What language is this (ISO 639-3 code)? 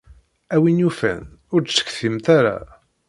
kab